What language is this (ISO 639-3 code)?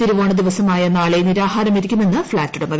mal